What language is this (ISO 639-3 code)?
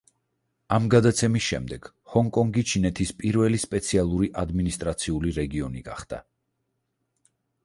kat